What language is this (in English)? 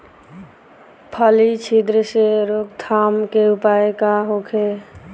Bhojpuri